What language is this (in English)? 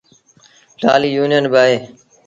Sindhi Bhil